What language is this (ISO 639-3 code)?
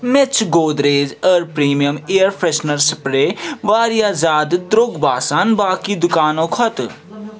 kas